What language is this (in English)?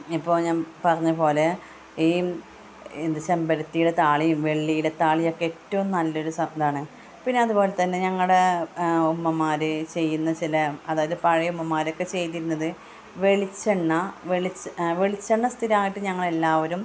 Malayalam